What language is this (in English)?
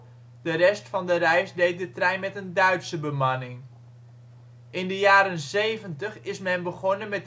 Dutch